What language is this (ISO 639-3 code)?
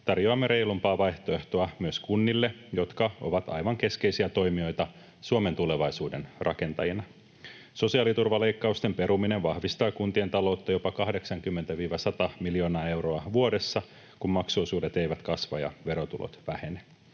fin